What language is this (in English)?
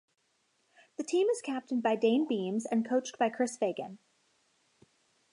English